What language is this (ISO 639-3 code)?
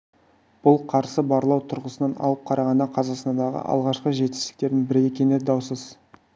kaz